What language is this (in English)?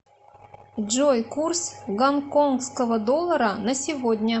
Russian